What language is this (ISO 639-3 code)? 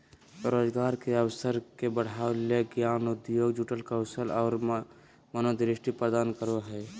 mag